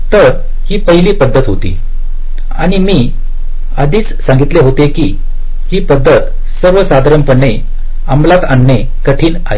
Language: Marathi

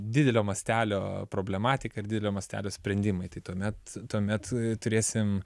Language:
Lithuanian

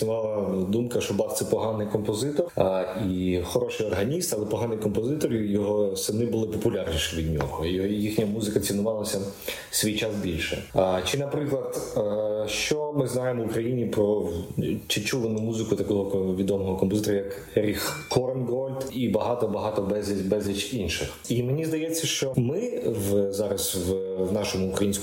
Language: Ukrainian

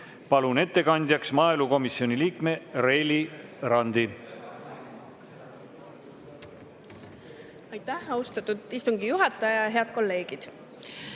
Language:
Estonian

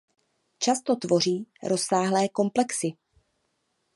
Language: Czech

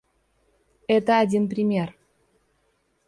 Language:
Russian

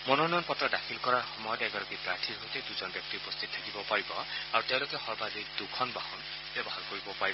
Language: Assamese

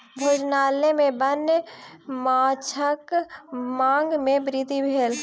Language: Maithili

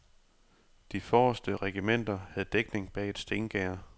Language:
Danish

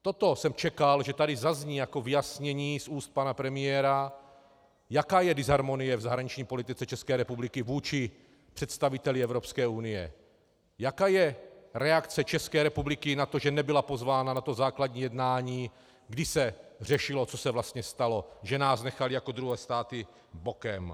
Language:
Czech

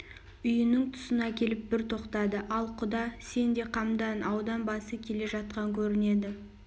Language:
Kazakh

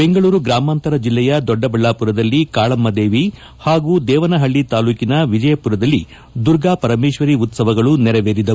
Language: Kannada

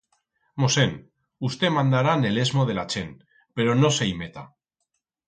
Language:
Aragonese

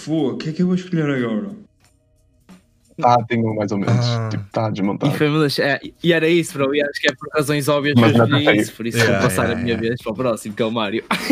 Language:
Portuguese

